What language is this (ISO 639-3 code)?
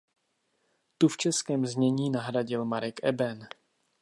ces